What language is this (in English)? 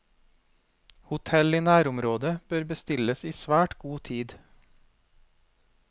Norwegian